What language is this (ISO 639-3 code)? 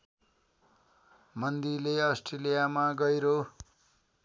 nep